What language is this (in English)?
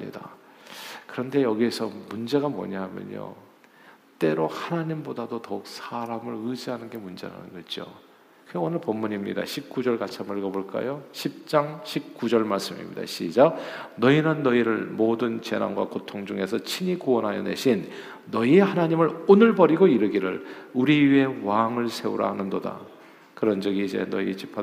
Korean